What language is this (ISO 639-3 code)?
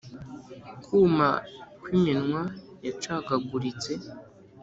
kin